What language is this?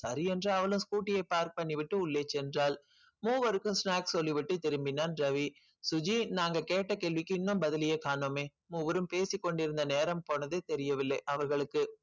Tamil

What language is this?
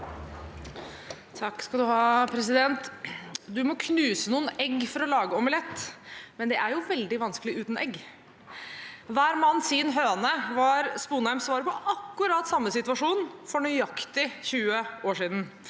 Norwegian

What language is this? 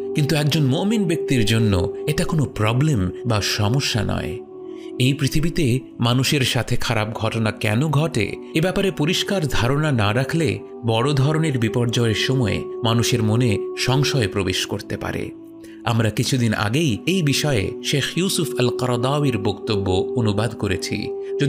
Arabic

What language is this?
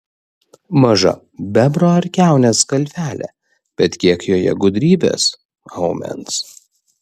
Lithuanian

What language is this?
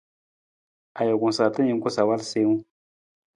Nawdm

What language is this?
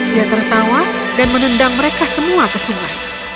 Indonesian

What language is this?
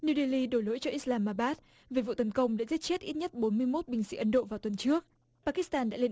Vietnamese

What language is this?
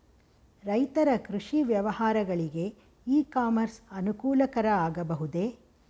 Kannada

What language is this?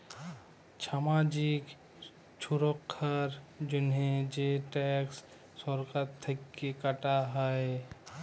Bangla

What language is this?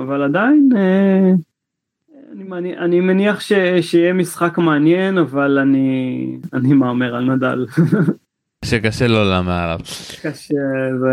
Hebrew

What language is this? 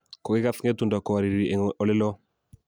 Kalenjin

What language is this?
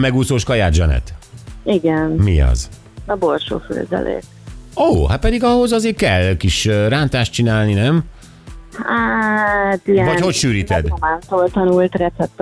Hungarian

